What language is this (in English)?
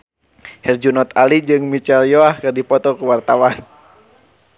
Sundanese